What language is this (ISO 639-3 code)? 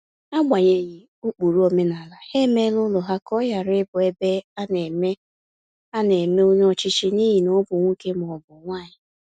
ibo